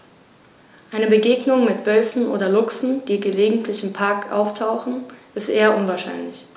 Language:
German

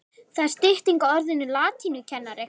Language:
Icelandic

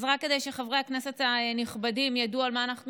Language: Hebrew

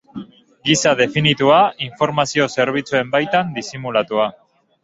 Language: Basque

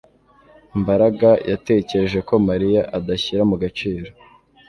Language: Kinyarwanda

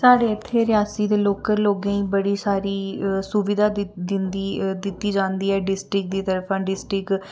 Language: Dogri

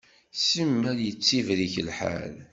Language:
Kabyle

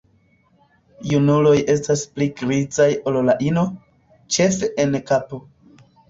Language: Esperanto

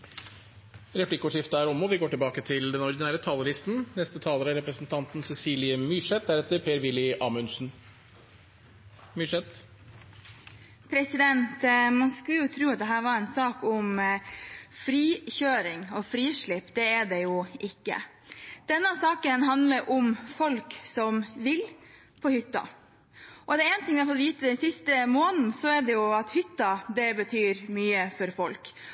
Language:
Norwegian Bokmål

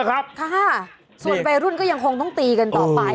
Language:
Thai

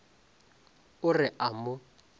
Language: Northern Sotho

